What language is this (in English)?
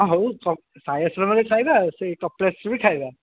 Odia